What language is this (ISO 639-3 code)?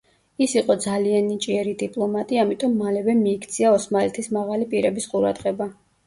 kat